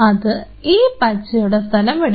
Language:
Malayalam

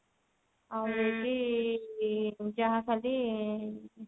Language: Odia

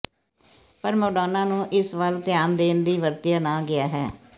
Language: Punjabi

